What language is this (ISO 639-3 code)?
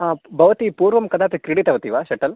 san